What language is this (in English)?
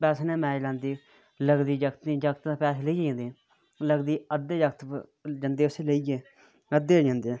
Dogri